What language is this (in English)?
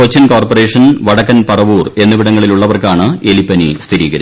Malayalam